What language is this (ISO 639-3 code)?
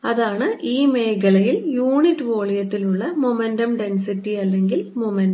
mal